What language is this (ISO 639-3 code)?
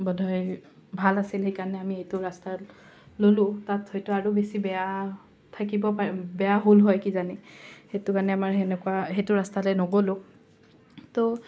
asm